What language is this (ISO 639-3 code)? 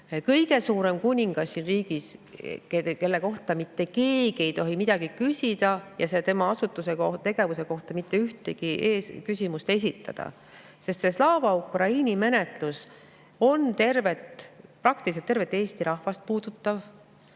est